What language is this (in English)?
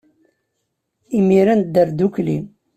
Kabyle